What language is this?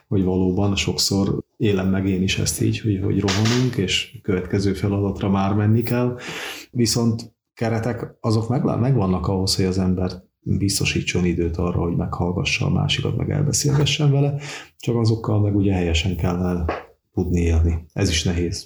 Hungarian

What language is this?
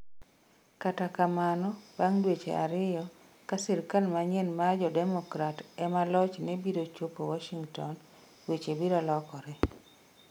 Luo (Kenya and Tanzania)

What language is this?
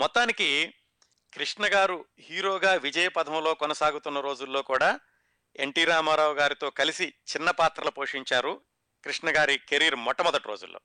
Telugu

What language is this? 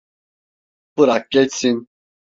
Turkish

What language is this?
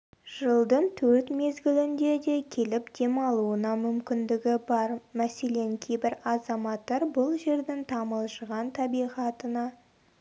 Kazakh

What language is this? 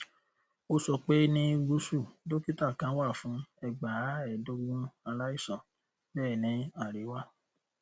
Yoruba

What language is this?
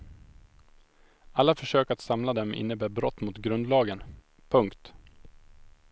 Swedish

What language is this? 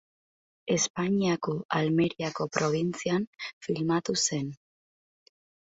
Basque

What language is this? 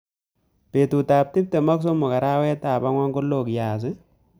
Kalenjin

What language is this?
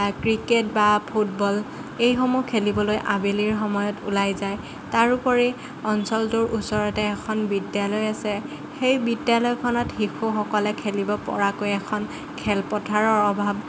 Assamese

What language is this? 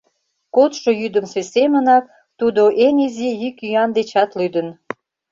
Mari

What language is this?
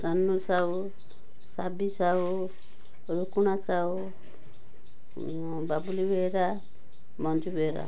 Odia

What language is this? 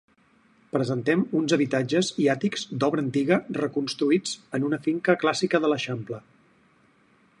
Catalan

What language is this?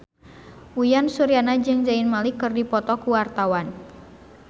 Sundanese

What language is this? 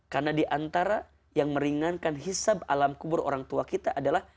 Indonesian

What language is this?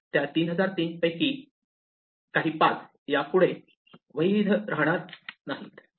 Marathi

